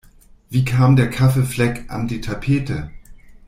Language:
German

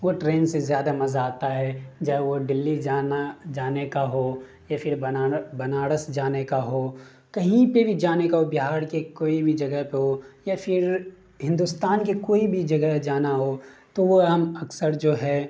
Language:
Urdu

